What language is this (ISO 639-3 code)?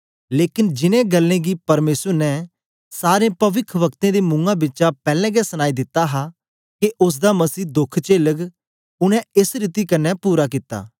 doi